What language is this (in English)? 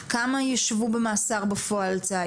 Hebrew